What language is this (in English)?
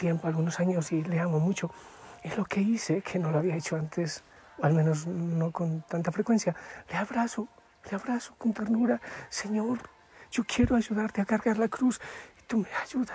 Spanish